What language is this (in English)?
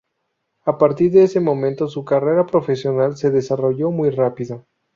Spanish